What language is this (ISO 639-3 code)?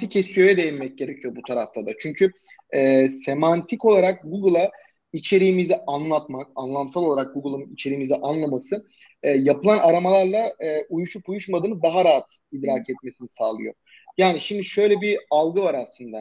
tur